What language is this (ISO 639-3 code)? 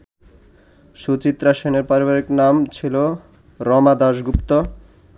ben